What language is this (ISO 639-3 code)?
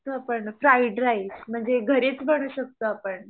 mar